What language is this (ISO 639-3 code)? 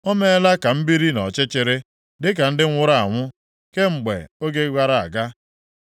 ibo